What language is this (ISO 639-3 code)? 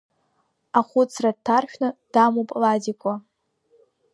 abk